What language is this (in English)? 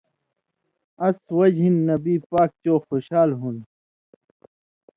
Indus Kohistani